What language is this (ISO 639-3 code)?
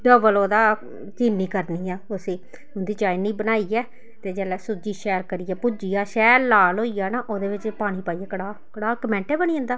doi